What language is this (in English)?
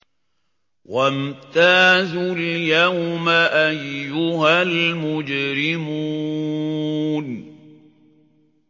Arabic